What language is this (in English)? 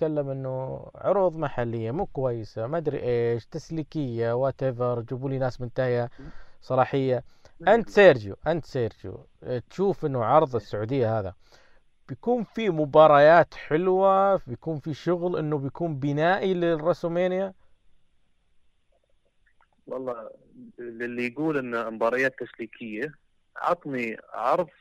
Arabic